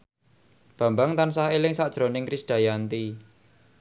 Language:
Javanese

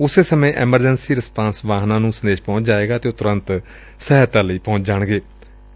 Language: Punjabi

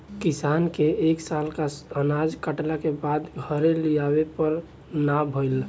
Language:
Bhojpuri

